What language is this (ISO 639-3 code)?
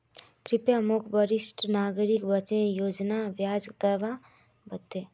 mag